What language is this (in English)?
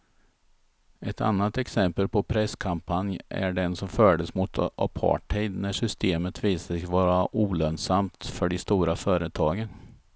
Swedish